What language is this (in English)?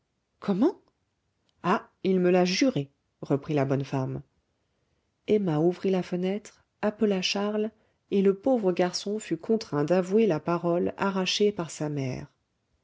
French